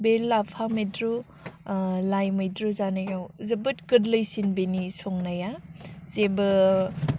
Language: Bodo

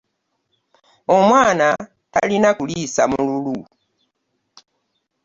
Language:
Ganda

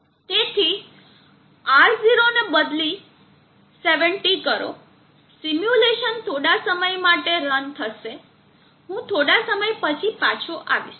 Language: Gujarati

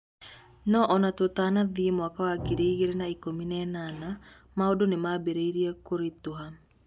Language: Kikuyu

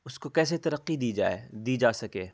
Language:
Urdu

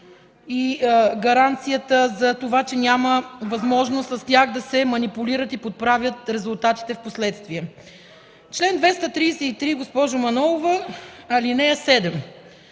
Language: Bulgarian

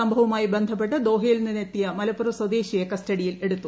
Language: Malayalam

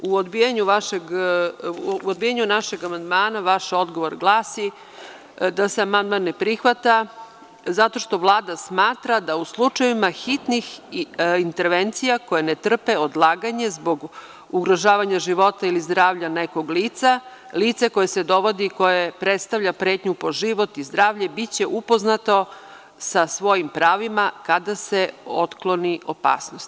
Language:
Serbian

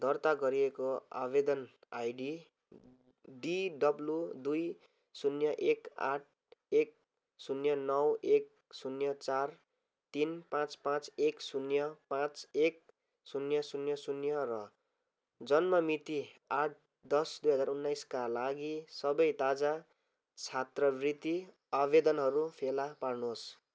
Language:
Nepali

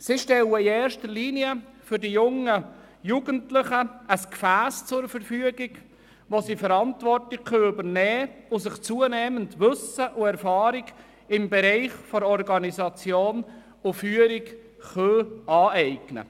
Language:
Swiss German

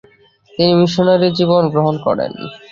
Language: Bangla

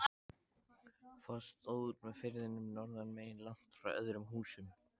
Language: Icelandic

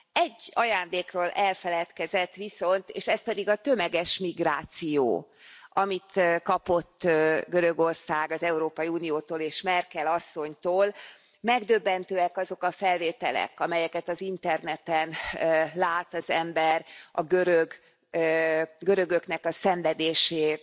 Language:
Hungarian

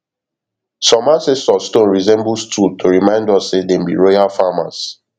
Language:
Nigerian Pidgin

